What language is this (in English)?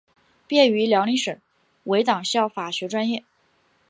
Chinese